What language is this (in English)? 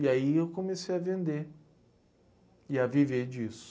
Portuguese